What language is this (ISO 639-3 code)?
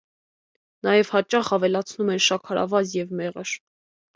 hye